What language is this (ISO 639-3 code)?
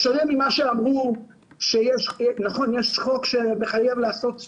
heb